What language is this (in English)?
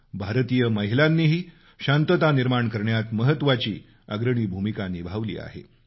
Marathi